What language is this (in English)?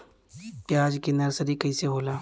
Bhojpuri